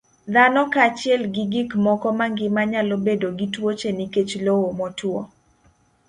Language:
Luo (Kenya and Tanzania)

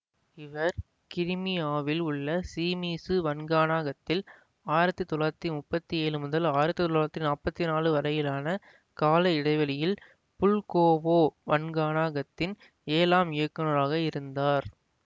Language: Tamil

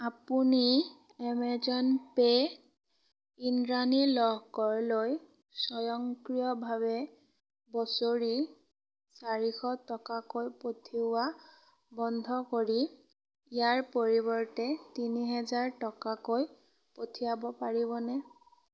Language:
Assamese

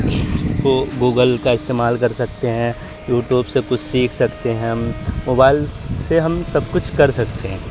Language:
Urdu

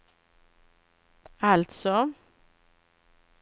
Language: Swedish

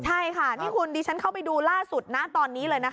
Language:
Thai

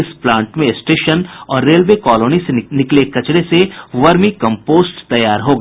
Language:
Hindi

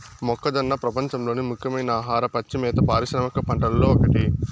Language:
Telugu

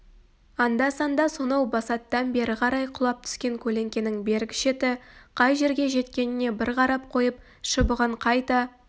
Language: Kazakh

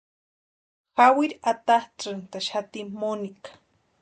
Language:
Western Highland Purepecha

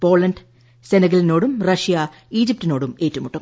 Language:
Malayalam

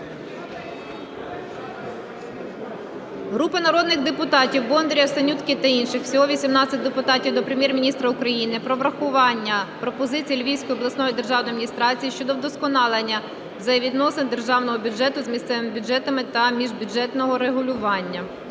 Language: Ukrainian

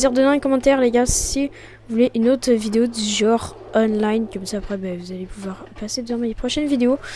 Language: French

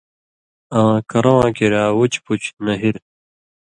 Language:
Indus Kohistani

